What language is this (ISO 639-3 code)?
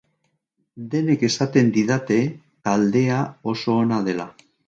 eus